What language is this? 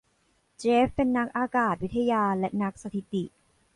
Thai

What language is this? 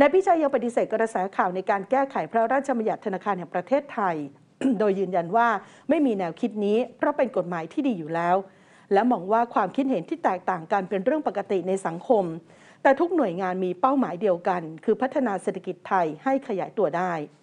Thai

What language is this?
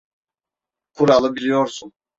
Turkish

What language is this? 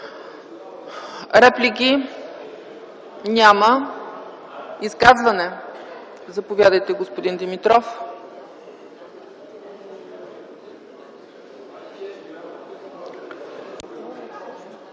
Bulgarian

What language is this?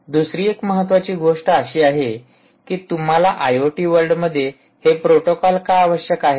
Marathi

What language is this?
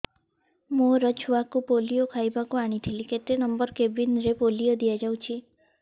Odia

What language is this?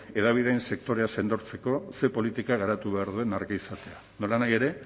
Basque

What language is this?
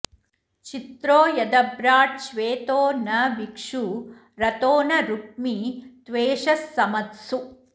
Sanskrit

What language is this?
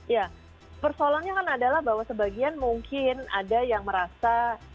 Indonesian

